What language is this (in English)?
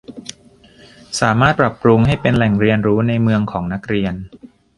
Thai